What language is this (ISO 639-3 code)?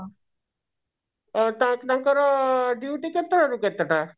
ori